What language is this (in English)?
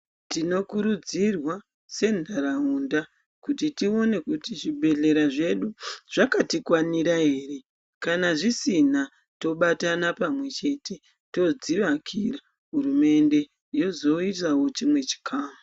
Ndau